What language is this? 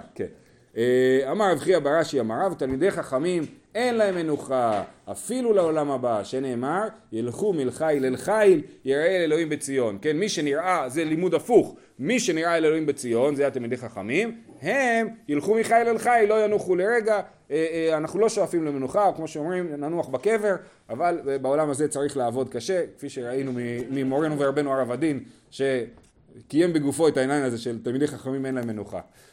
Hebrew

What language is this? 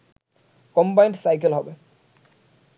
Bangla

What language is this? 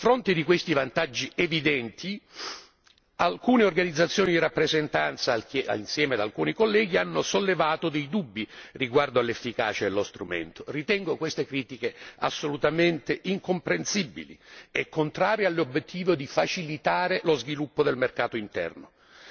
Italian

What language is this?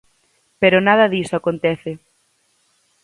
Galician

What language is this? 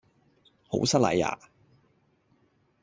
Cantonese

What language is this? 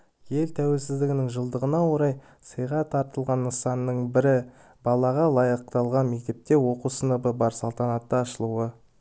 Kazakh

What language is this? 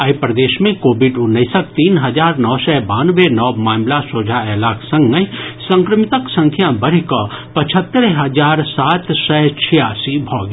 Maithili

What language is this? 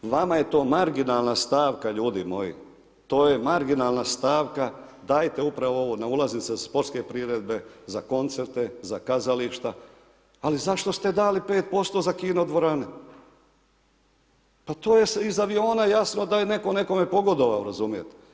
Croatian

